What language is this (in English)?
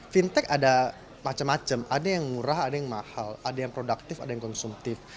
Indonesian